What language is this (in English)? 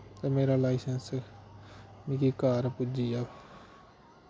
Dogri